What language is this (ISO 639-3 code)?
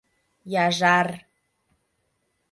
chm